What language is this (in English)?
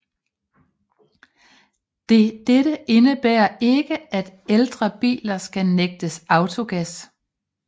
Danish